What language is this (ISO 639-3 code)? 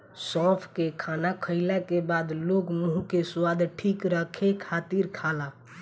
bho